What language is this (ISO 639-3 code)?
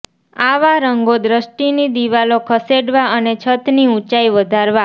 guj